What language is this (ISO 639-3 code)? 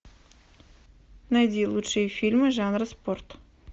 rus